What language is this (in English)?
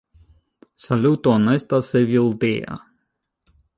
Esperanto